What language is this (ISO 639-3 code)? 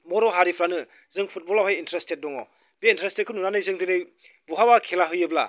brx